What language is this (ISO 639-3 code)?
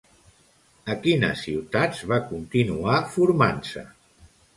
cat